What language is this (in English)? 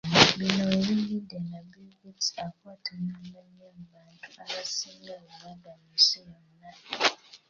Ganda